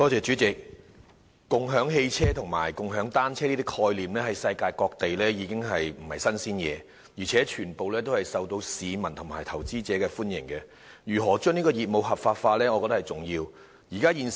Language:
Cantonese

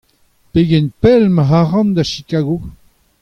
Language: Breton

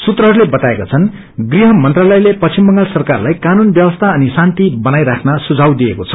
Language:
Nepali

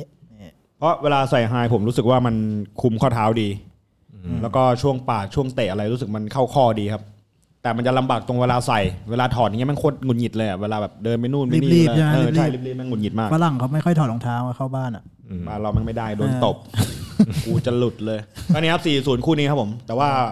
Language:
Thai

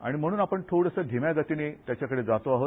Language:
Marathi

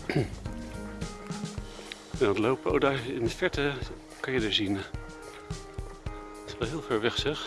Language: Dutch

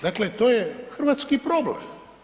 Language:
Croatian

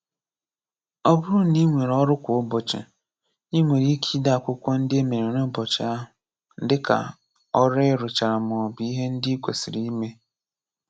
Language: Igbo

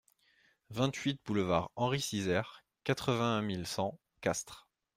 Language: French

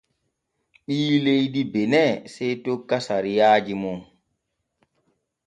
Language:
Borgu Fulfulde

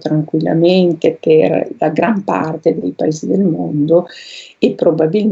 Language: Italian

